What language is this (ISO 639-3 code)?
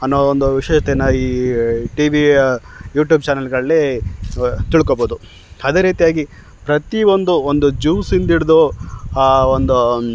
kan